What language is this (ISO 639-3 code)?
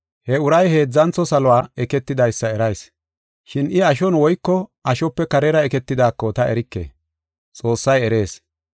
gof